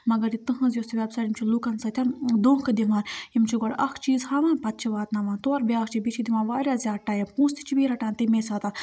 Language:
Kashmiri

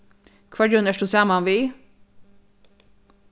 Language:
Faroese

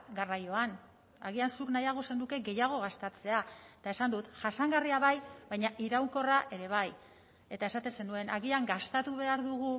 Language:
Basque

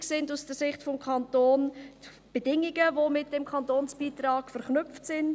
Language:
Swiss German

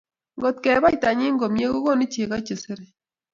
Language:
Kalenjin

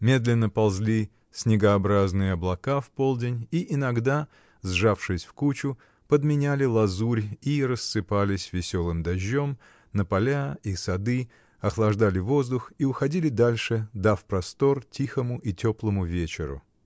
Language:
Russian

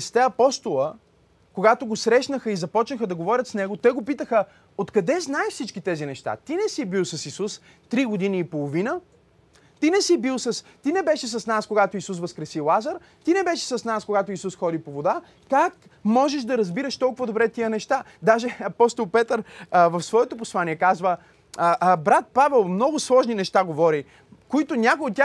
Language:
Bulgarian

